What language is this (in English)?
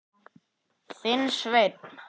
Icelandic